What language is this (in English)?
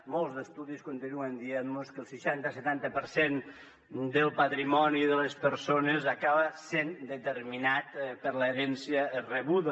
Catalan